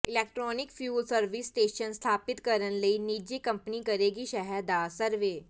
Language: Punjabi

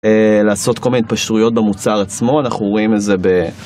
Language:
Hebrew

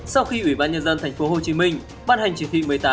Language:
Vietnamese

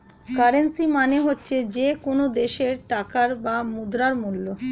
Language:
Bangla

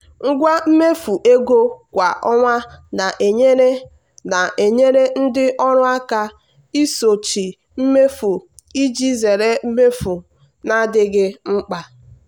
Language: Igbo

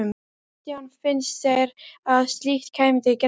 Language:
Icelandic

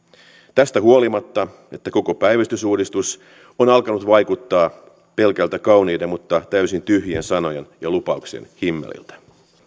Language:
Finnish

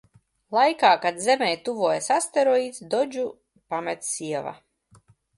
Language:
Latvian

